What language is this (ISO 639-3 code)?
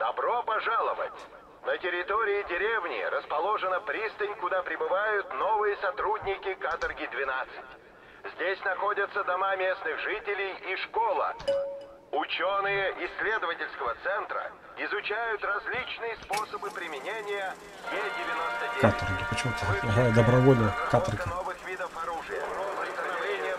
rus